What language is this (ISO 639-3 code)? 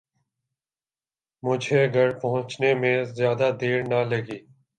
urd